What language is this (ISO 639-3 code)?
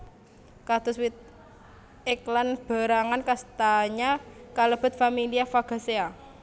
jav